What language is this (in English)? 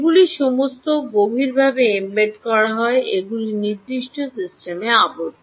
Bangla